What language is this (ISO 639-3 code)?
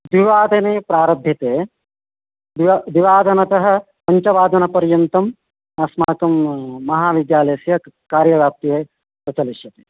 san